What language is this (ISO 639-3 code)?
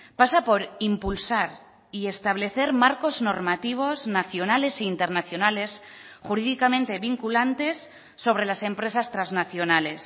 spa